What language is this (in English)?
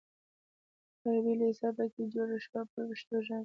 Pashto